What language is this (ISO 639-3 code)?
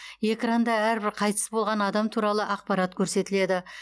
kaz